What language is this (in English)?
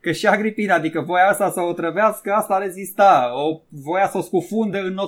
Romanian